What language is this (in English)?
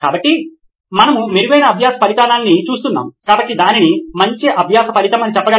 Telugu